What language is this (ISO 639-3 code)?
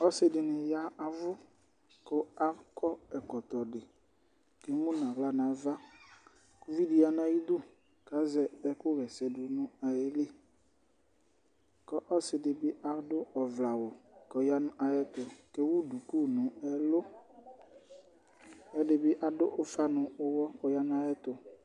kpo